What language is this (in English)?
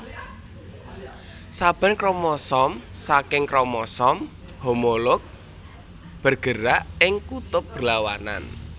Javanese